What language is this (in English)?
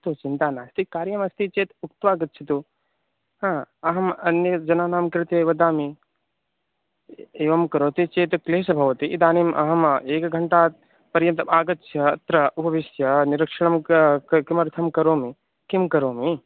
Sanskrit